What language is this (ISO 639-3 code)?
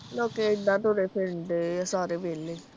pan